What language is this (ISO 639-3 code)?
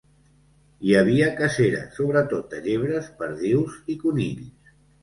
cat